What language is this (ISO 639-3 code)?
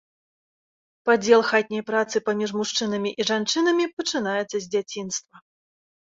bel